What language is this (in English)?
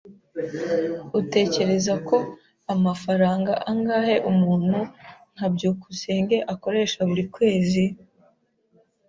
Kinyarwanda